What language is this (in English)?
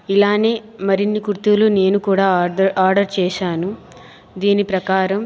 Telugu